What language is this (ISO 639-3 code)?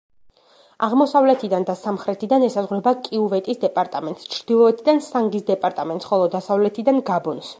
kat